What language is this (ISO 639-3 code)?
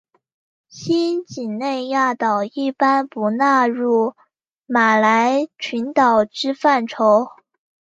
zho